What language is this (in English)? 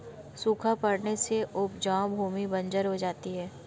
Hindi